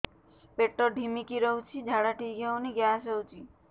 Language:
Odia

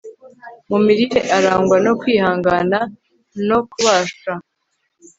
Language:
Kinyarwanda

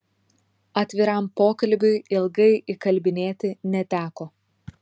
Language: Lithuanian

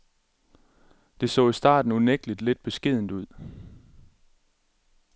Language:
Danish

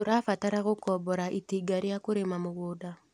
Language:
Kikuyu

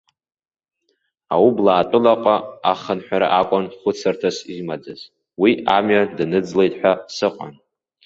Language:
Abkhazian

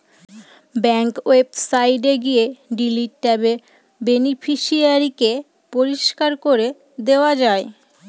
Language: Bangla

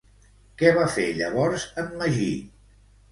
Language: Catalan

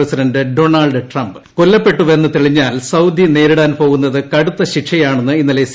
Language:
Malayalam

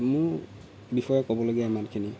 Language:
Assamese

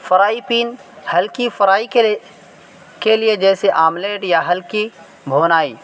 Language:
Urdu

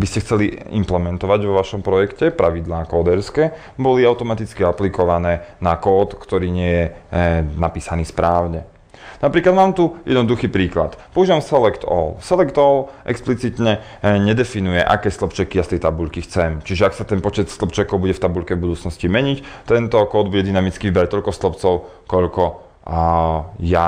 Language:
Slovak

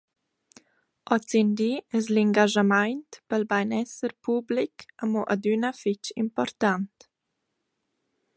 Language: Romansh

